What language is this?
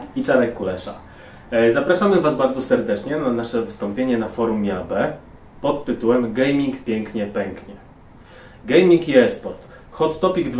Polish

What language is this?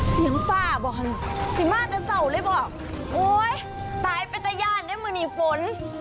Thai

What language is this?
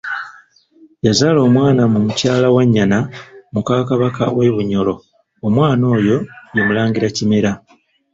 Ganda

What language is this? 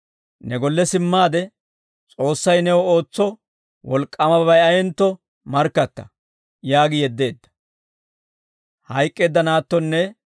Dawro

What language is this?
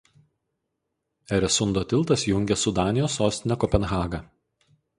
Lithuanian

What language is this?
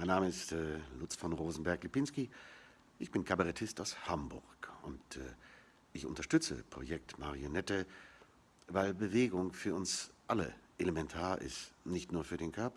German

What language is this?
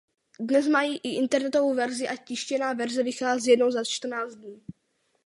Czech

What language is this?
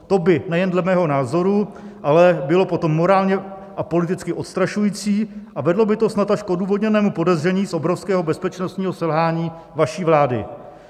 Czech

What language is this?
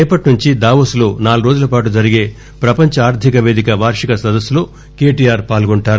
Telugu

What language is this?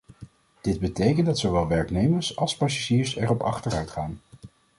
Dutch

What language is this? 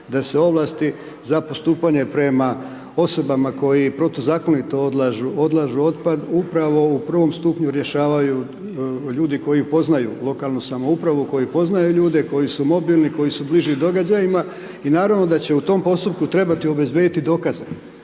Croatian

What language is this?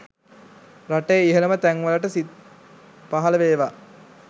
Sinhala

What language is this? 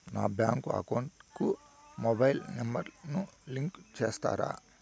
Telugu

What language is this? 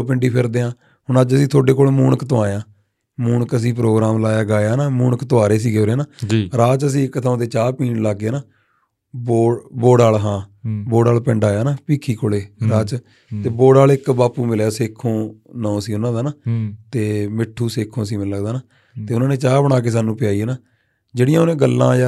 Punjabi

